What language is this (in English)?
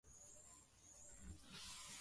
Swahili